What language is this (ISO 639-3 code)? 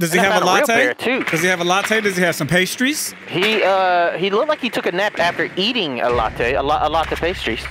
eng